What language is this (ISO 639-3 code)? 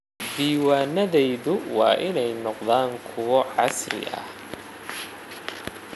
som